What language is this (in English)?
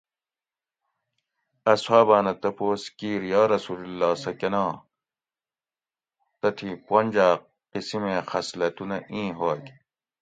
Gawri